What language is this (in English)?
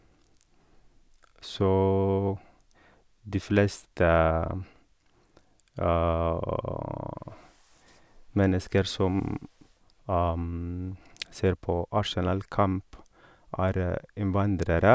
Norwegian